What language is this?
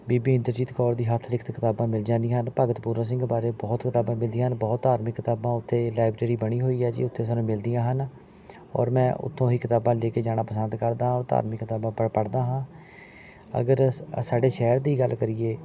Punjabi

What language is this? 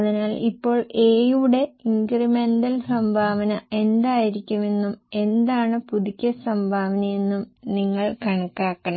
Malayalam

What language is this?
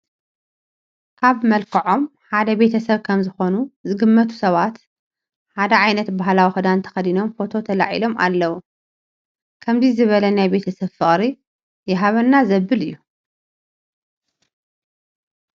Tigrinya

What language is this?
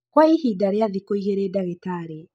Kikuyu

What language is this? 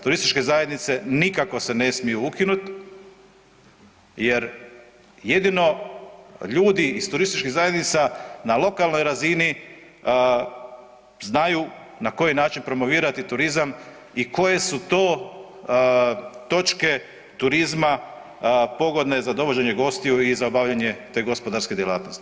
Croatian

